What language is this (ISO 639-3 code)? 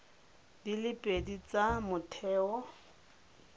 tsn